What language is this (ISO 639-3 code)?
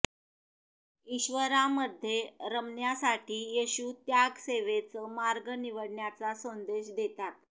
mar